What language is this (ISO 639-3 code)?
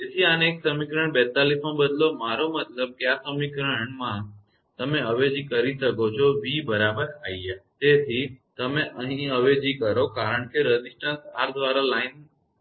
guj